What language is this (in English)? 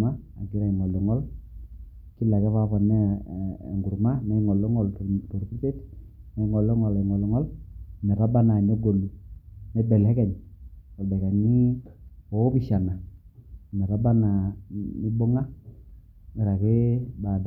Masai